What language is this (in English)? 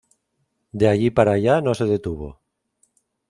Spanish